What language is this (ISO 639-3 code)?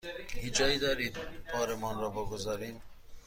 fas